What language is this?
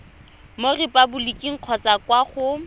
Tswana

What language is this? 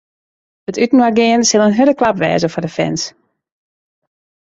Western Frisian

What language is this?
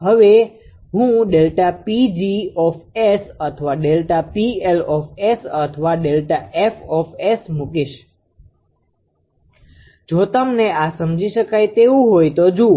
Gujarati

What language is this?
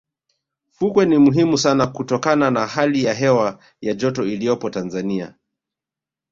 Swahili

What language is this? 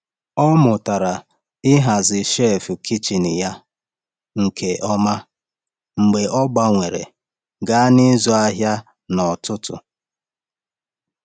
Igbo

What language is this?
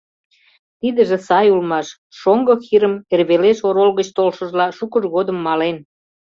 Mari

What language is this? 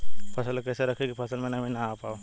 Bhojpuri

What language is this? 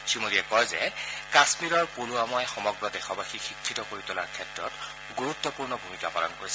Assamese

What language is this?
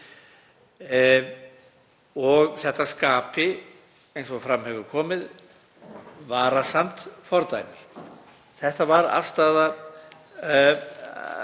Icelandic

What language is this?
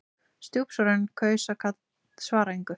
Icelandic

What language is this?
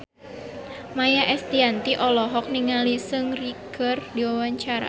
Sundanese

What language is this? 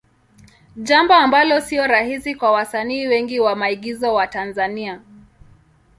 Swahili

